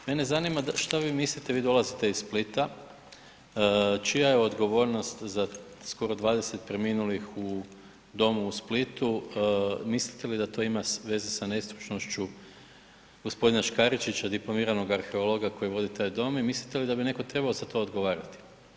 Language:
Croatian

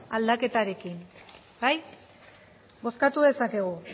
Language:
Basque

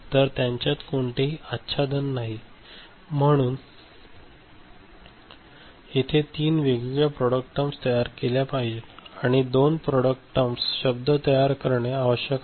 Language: Marathi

